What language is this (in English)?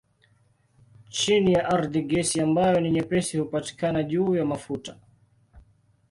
Swahili